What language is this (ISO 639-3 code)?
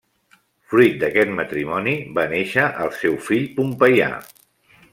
cat